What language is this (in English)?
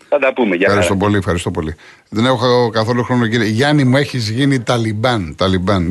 Greek